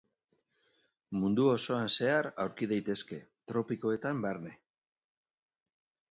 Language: Basque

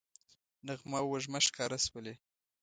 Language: Pashto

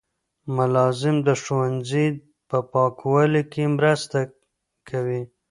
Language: Pashto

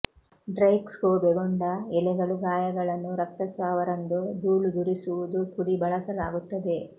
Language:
Kannada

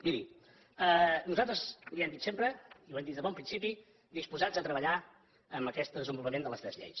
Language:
Catalan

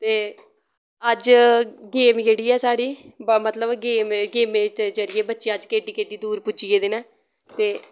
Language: Dogri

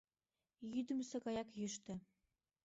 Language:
Mari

